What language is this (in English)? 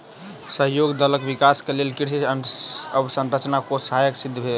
Maithili